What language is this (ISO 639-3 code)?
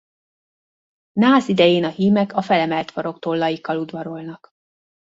hun